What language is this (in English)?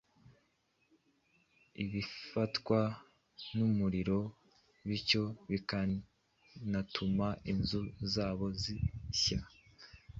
Kinyarwanda